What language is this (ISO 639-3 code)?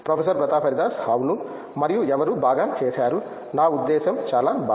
tel